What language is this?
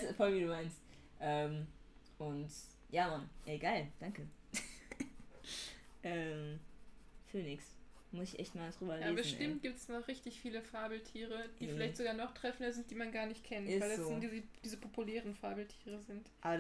German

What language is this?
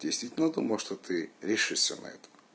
Russian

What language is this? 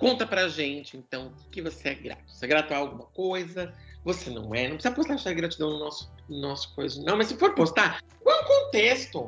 Portuguese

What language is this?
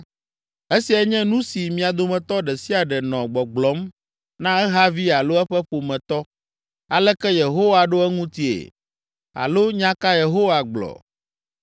Ewe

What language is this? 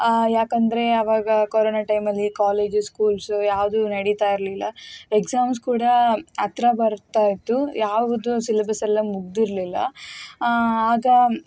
Kannada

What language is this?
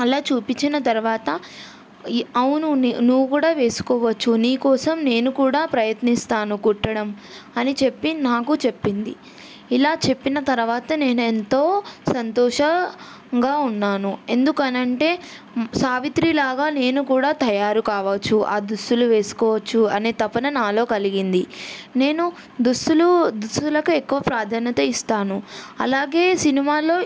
Telugu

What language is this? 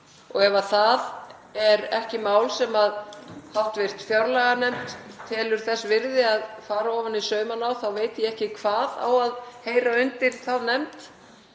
Icelandic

